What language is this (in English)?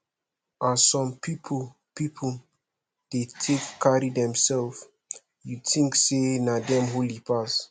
Nigerian Pidgin